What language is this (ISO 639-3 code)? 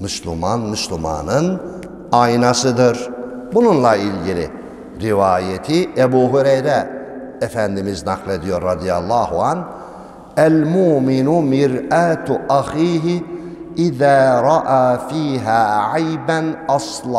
tur